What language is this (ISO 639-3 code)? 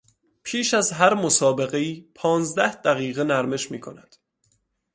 fas